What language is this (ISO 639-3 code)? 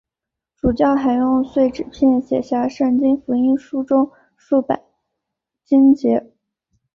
zho